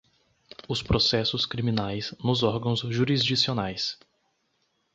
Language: Portuguese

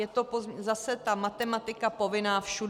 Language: Czech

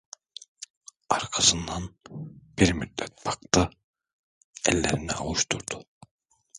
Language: Turkish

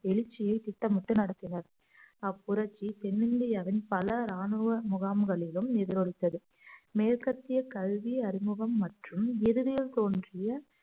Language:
Tamil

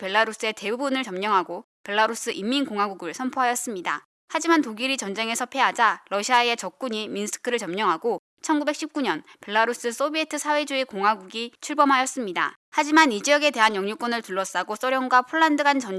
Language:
Korean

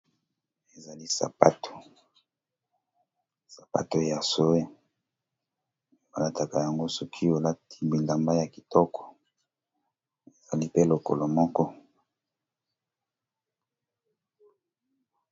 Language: Lingala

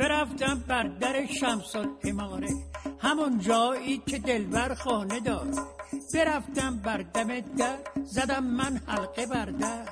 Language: Persian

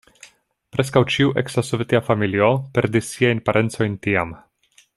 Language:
Esperanto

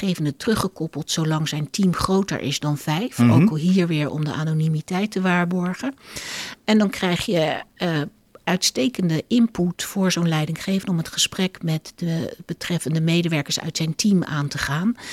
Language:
Dutch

